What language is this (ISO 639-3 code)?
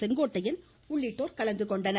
tam